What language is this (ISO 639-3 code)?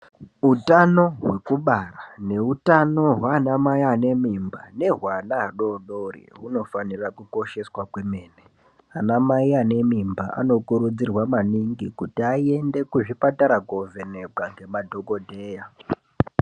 ndc